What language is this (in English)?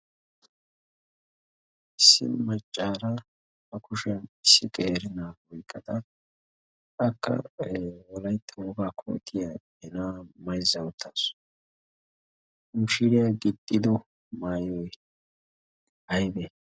Wolaytta